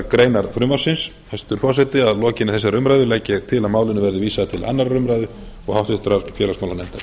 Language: Icelandic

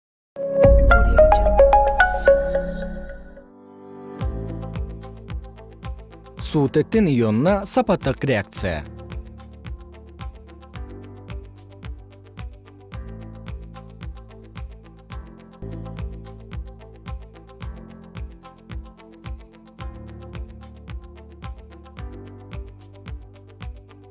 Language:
Kyrgyz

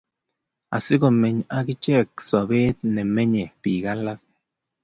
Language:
Kalenjin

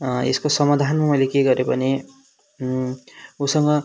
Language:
Nepali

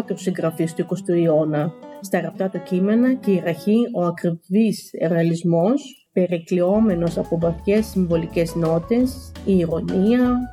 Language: Greek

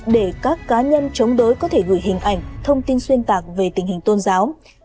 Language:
Vietnamese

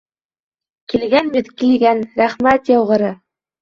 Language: Bashkir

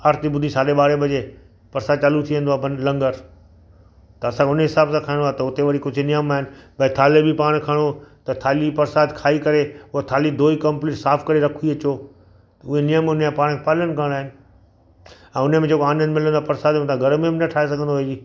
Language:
Sindhi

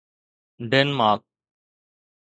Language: Sindhi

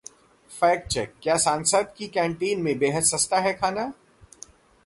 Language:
Hindi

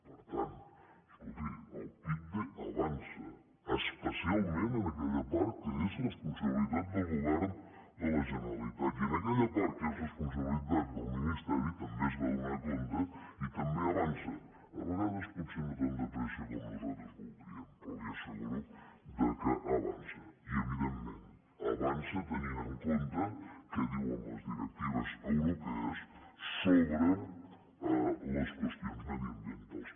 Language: Catalan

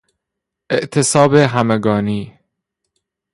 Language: Persian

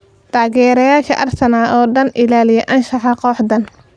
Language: Somali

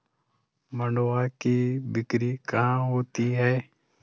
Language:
Hindi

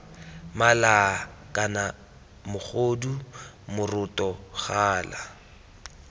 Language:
Tswana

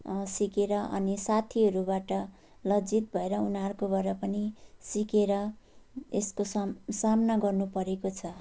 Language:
Nepali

